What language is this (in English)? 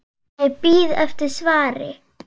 Icelandic